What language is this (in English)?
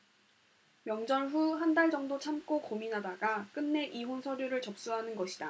Korean